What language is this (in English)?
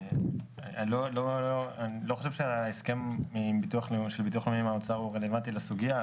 Hebrew